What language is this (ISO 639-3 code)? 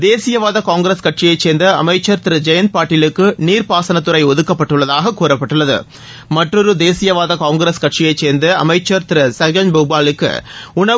tam